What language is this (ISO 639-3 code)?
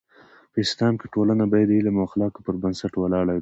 pus